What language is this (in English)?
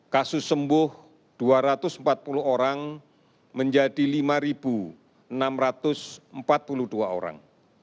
Indonesian